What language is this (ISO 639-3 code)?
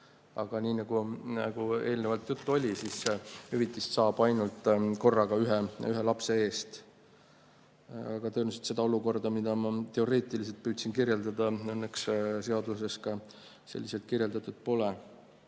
est